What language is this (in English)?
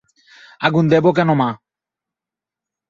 Bangla